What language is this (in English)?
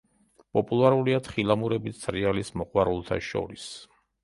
Georgian